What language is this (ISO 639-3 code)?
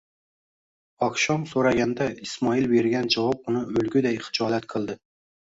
uzb